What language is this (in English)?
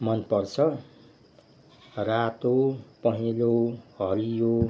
Nepali